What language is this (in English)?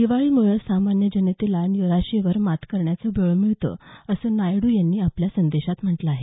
Marathi